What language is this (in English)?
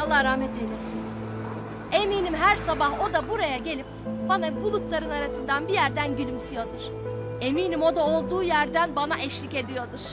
Turkish